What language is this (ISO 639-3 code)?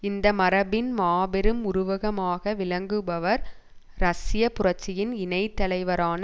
tam